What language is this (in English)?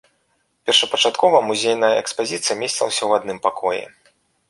Belarusian